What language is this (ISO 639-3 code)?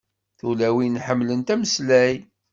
kab